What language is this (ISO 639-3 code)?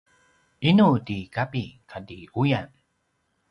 pwn